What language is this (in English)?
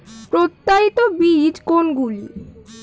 Bangla